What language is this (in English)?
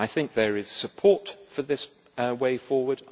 English